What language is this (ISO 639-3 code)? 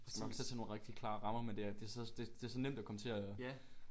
dan